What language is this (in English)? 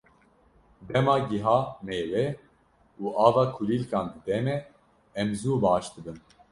Kurdish